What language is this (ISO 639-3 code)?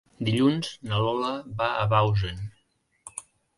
cat